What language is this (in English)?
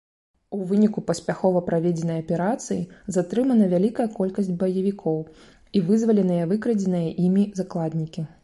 Belarusian